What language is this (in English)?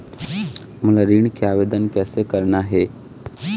Chhattisgarhi